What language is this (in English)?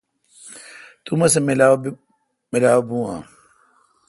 Kalkoti